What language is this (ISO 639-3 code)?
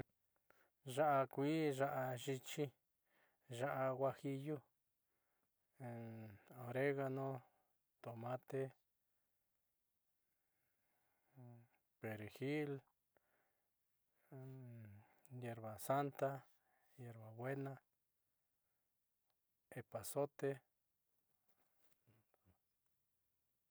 mxy